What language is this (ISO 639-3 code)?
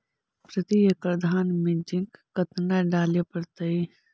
mag